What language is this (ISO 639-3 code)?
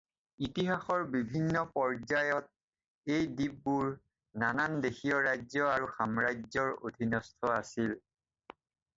asm